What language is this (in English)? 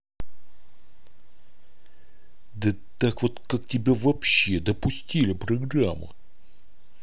Russian